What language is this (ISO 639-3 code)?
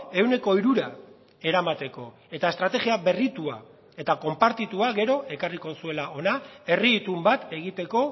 eus